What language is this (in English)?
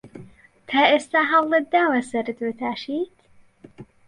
Central Kurdish